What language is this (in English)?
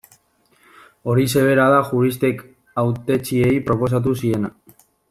Basque